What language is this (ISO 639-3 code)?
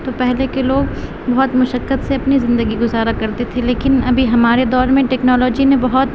urd